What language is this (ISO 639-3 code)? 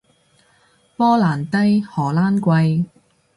yue